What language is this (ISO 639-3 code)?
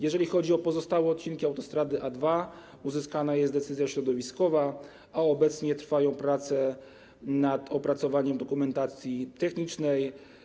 pol